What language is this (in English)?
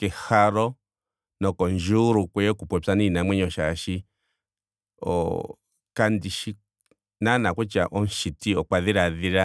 Ndonga